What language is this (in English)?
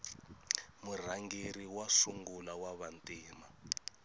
Tsonga